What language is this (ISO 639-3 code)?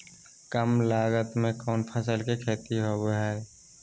mag